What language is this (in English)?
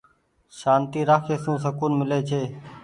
Goaria